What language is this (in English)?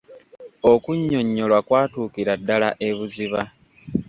Ganda